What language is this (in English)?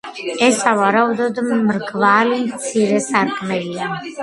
Georgian